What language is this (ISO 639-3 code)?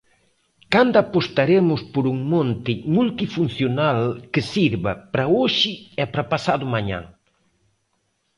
glg